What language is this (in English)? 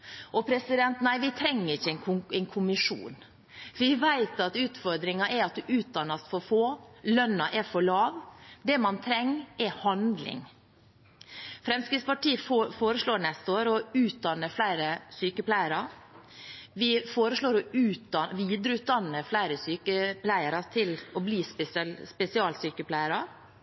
Norwegian Bokmål